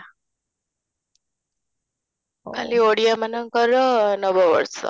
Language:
Odia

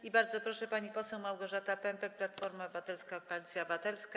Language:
Polish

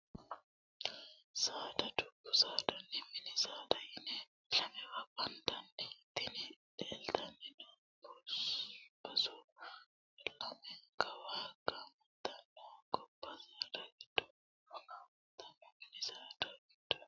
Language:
Sidamo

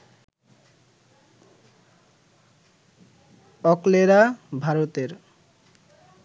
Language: Bangla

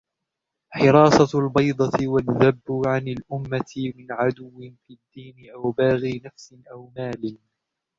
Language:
Arabic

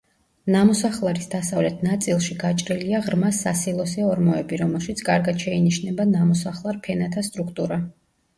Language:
Georgian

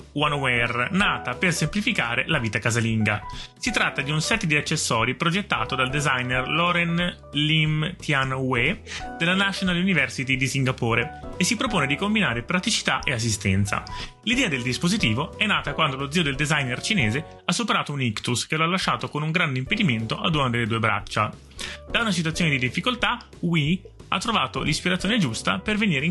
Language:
Italian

